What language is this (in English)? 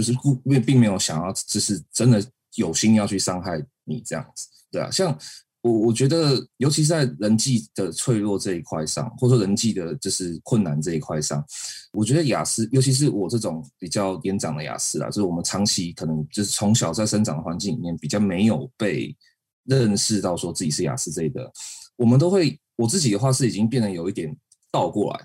Chinese